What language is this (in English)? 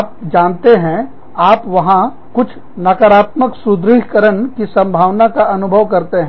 Hindi